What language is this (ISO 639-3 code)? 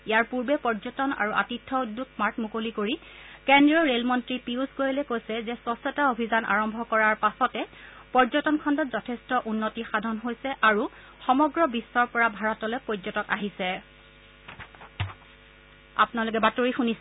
asm